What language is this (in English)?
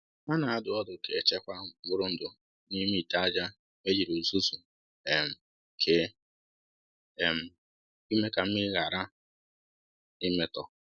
Igbo